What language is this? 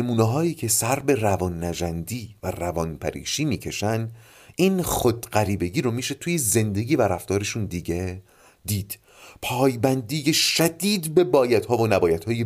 Persian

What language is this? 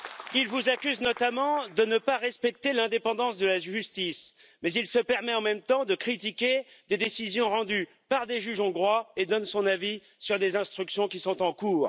French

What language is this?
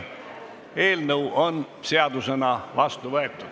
Estonian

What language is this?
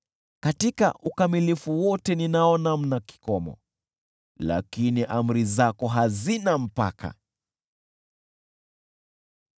Swahili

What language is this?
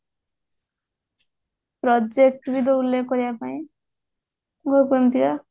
Odia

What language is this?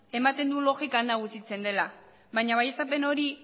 Basque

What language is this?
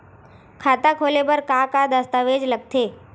Chhattisgarhi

